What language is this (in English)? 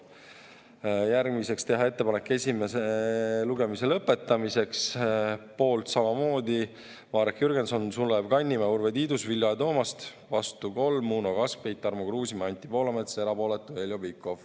Estonian